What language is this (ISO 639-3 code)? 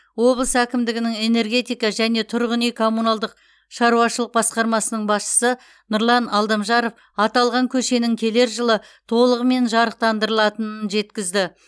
kaz